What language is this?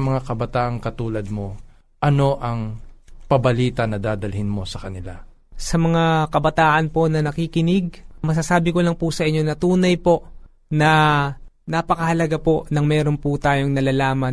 Filipino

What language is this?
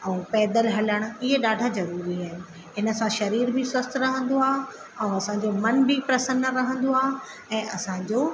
Sindhi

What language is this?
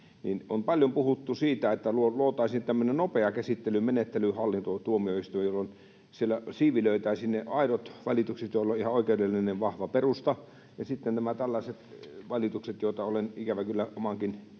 Finnish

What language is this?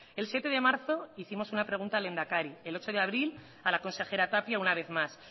Spanish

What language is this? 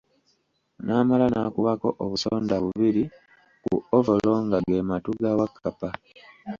Ganda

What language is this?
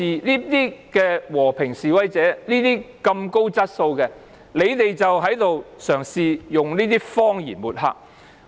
Cantonese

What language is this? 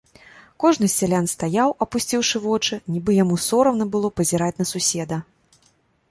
Belarusian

